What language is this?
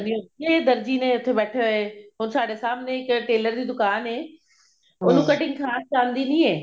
Punjabi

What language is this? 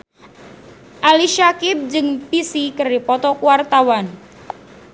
Sundanese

